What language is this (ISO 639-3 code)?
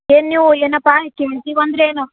kan